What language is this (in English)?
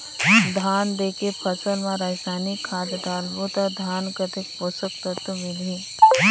Chhattisgarhi